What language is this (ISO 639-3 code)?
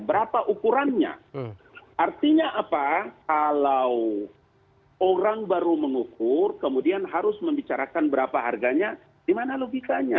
ind